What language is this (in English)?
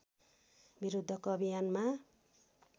Nepali